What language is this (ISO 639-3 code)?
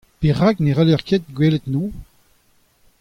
bre